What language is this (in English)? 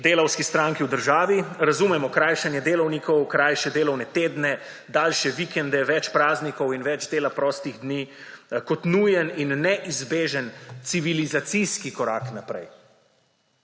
Slovenian